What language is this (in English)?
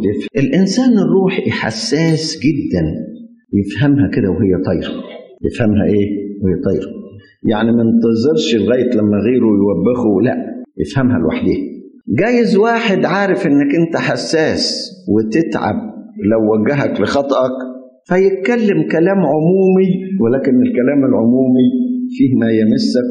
Arabic